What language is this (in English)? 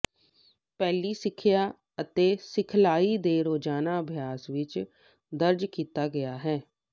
Punjabi